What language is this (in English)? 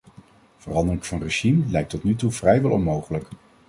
Dutch